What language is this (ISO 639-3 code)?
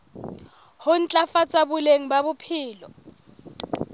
sot